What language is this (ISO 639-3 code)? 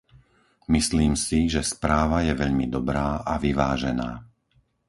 slk